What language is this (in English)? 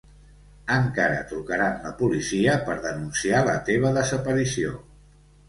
Catalan